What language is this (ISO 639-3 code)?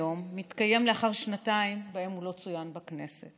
heb